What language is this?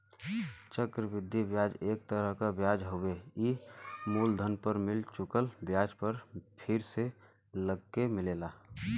Bhojpuri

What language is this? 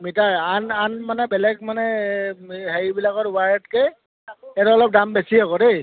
Assamese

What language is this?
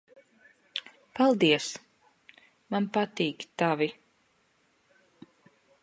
Latvian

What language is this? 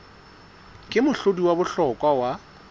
Southern Sotho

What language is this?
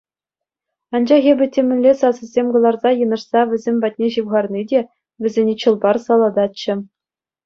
Chuvash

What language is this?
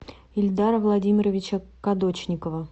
Russian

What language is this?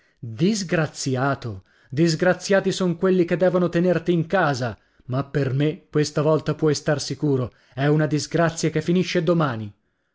Italian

